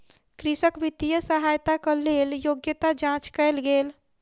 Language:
Maithili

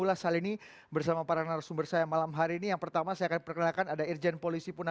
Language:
Indonesian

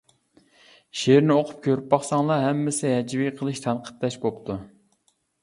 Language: Uyghur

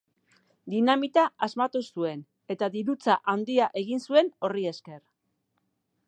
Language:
Basque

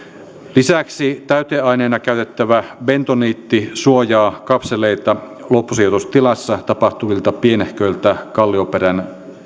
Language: Finnish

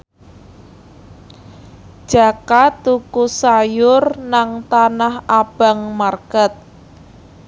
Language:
Javanese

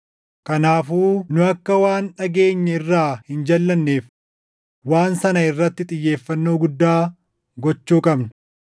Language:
Oromo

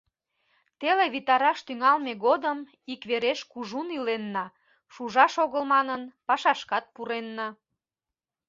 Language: Mari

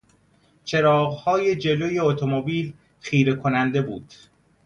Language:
Persian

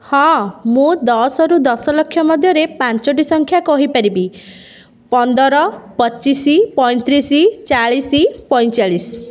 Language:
Odia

